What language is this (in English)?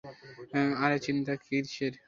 Bangla